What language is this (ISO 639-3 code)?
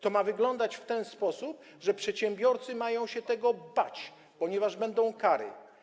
pol